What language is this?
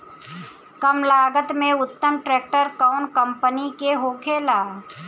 Bhojpuri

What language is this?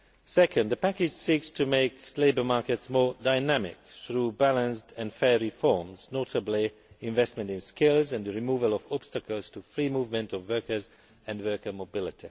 English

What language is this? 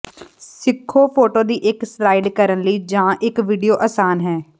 Punjabi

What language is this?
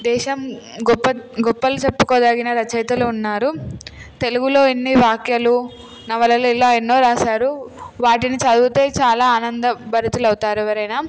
Telugu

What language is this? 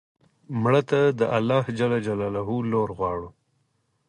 Pashto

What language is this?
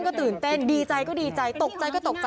Thai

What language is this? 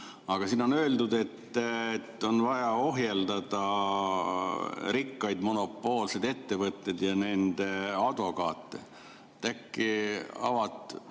Estonian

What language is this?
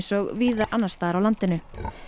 Icelandic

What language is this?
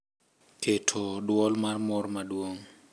Luo (Kenya and Tanzania)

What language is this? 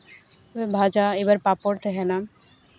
Santali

